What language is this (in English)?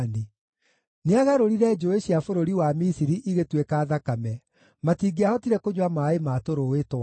Kikuyu